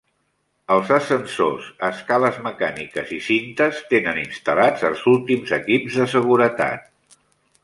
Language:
Catalan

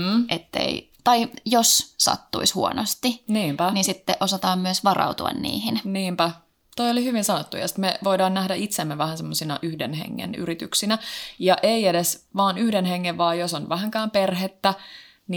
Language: Finnish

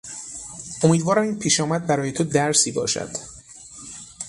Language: Persian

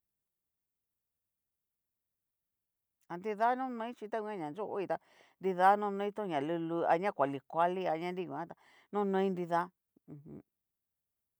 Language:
Cacaloxtepec Mixtec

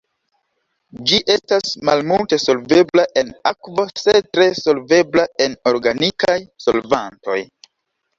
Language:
Esperanto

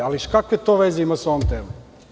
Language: Serbian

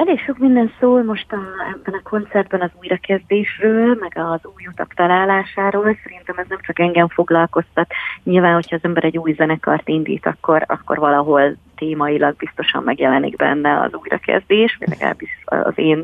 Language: Hungarian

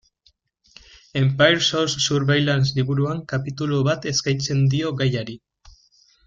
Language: Basque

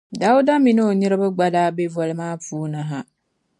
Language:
Dagbani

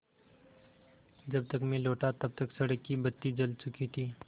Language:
Hindi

